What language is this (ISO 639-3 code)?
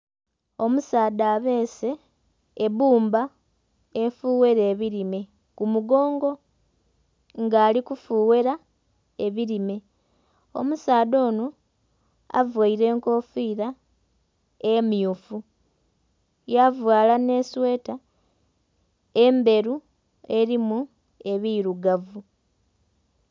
xog